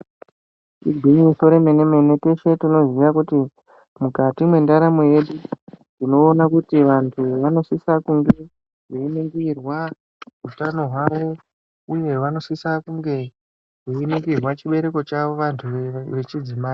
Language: Ndau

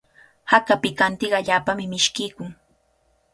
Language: Cajatambo North Lima Quechua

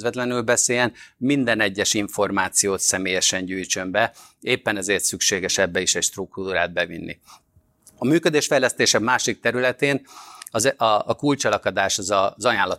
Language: Hungarian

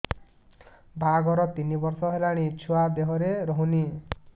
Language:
Odia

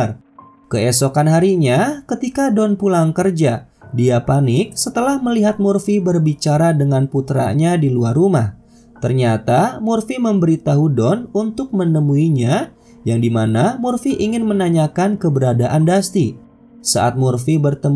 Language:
Indonesian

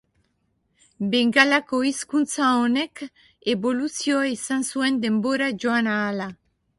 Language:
Basque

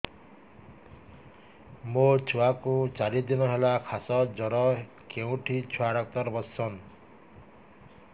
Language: Odia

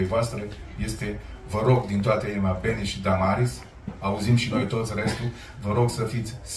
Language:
Romanian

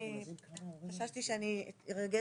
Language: Hebrew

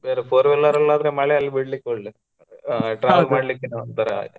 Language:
Kannada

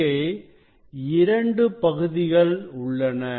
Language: Tamil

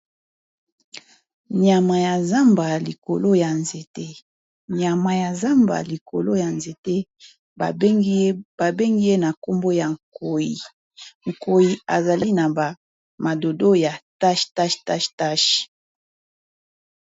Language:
Lingala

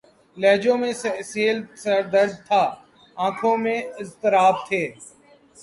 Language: Urdu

